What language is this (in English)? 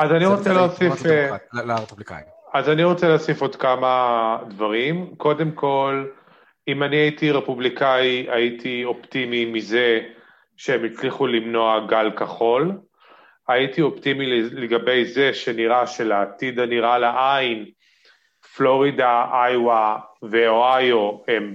Hebrew